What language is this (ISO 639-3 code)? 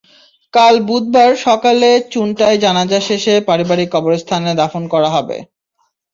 ben